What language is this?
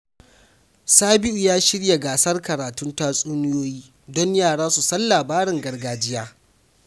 Hausa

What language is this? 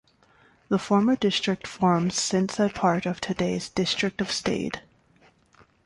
English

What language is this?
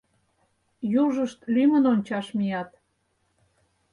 Mari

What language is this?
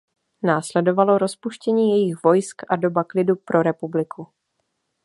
Czech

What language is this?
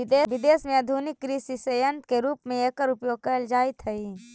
Magahi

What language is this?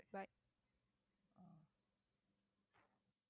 Tamil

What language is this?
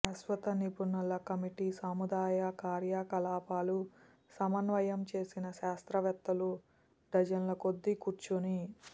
Telugu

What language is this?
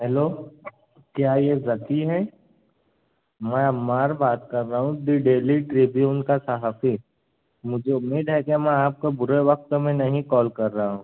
Urdu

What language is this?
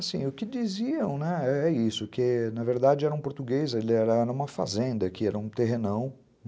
Portuguese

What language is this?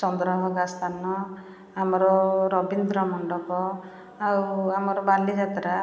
Odia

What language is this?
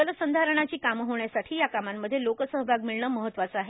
Marathi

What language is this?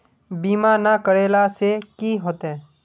Magahi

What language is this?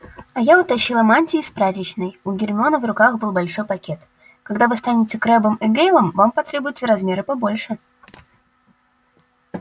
Russian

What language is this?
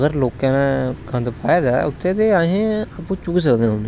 Dogri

